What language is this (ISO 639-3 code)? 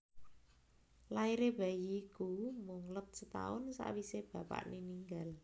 jav